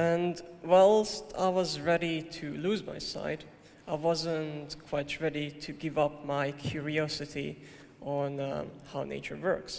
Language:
English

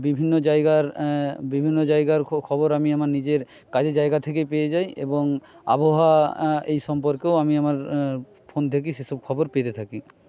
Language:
Bangla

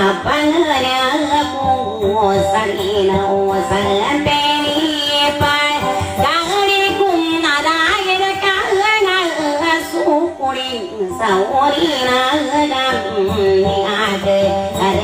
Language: Thai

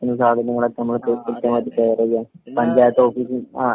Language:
Malayalam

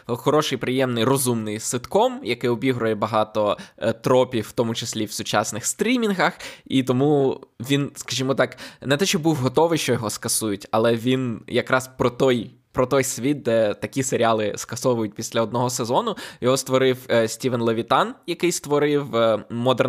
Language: Ukrainian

